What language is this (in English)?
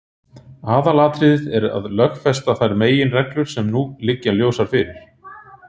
Icelandic